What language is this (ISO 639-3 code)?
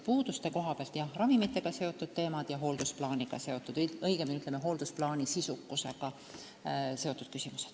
est